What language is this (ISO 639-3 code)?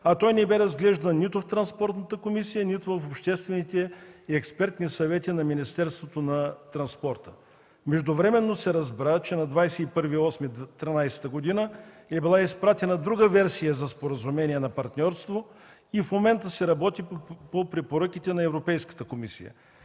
bul